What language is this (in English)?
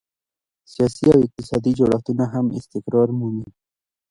Pashto